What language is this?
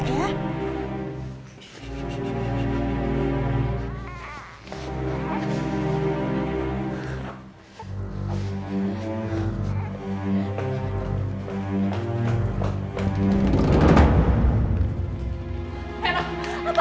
Indonesian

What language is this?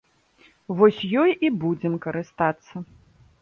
Belarusian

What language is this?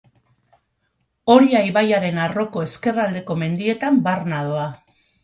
Basque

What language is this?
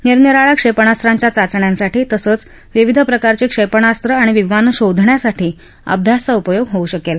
Marathi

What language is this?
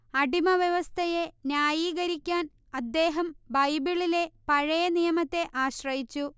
Malayalam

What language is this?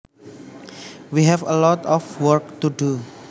Javanese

